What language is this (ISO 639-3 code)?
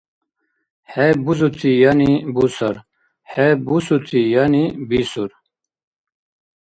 dar